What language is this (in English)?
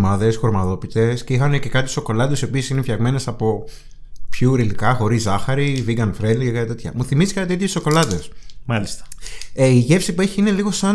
Greek